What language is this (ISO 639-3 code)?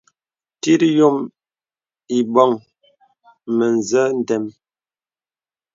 beb